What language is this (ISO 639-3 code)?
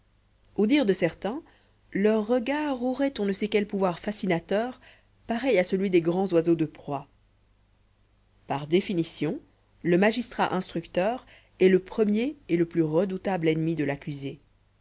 fra